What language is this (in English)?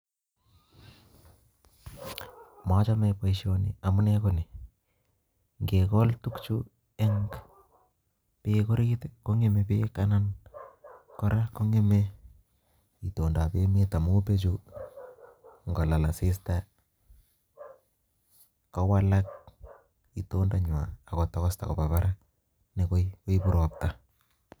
Kalenjin